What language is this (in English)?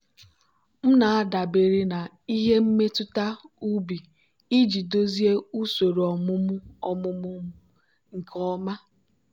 Igbo